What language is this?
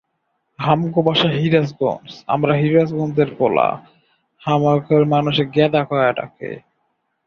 Bangla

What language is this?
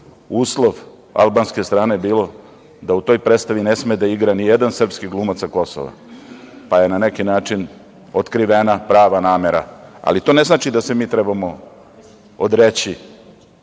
Serbian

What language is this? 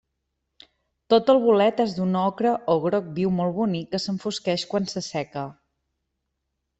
Catalan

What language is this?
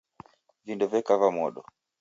Taita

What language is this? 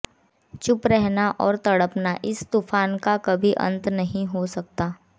Hindi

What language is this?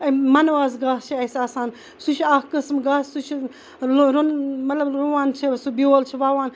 Kashmiri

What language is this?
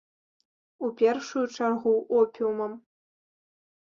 Belarusian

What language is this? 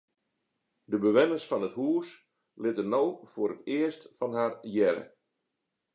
Western Frisian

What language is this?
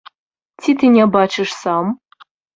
Belarusian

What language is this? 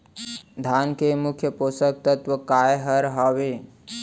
Chhattisgarhi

